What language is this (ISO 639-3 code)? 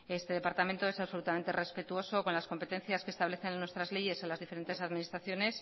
spa